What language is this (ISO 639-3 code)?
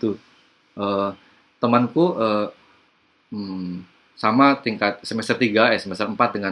ind